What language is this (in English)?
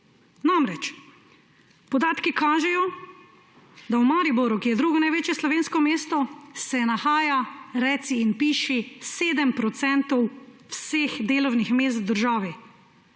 Slovenian